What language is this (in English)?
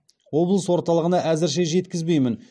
Kazakh